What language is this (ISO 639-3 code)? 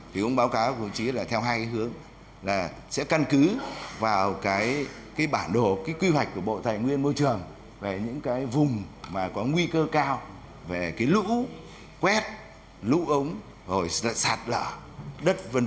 vie